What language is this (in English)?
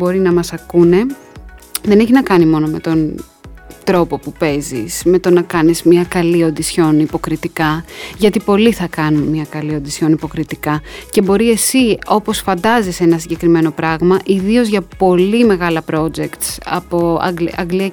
Greek